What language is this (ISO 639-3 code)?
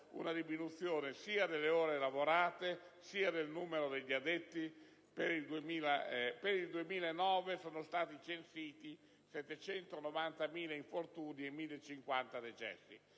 ita